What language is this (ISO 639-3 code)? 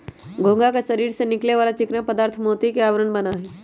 mag